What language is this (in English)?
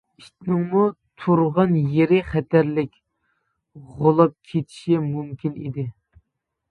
Uyghur